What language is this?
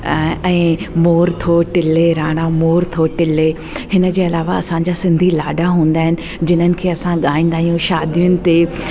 Sindhi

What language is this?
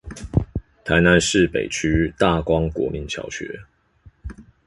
Chinese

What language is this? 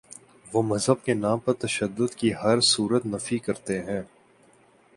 Urdu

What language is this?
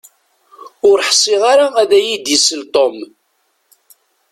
Kabyle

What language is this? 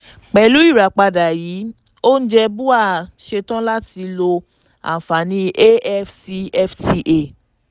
Yoruba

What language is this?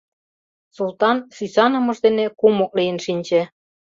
Mari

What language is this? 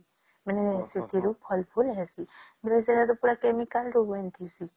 Odia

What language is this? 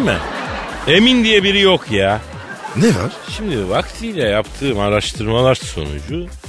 Turkish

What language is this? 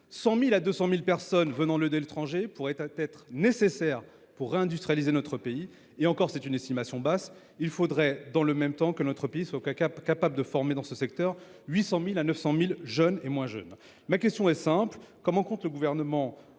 French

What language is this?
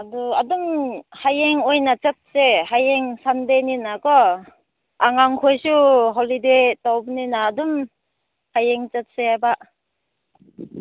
Manipuri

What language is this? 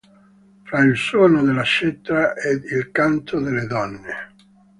Italian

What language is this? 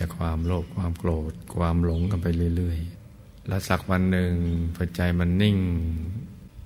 Thai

